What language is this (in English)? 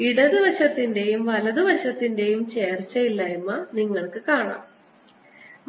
Malayalam